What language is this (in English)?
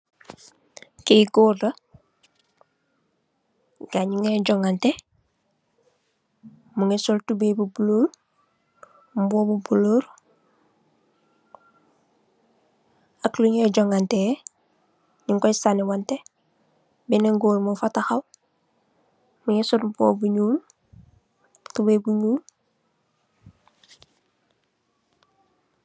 Wolof